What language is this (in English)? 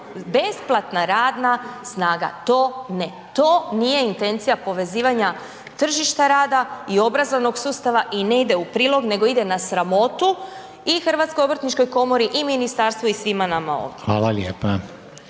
Croatian